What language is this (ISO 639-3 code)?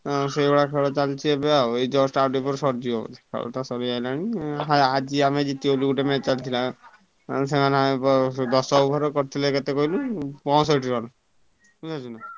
ori